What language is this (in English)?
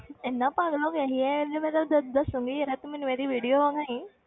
Punjabi